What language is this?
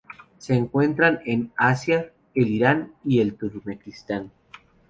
Spanish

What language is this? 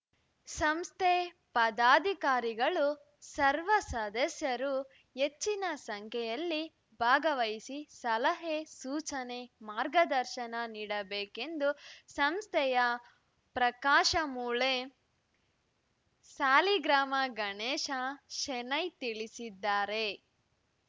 Kannada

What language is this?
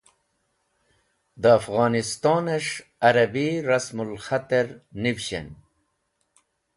Wakhi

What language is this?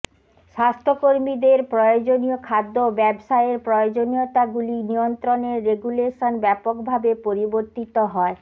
Bangla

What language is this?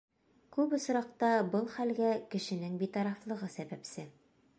Bashkir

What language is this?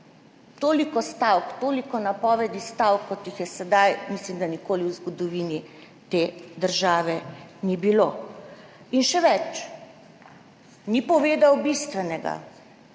Slovenian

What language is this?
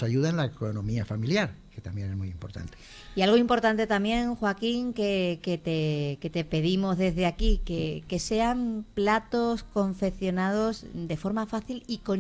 Spanish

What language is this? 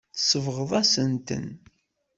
Kabyle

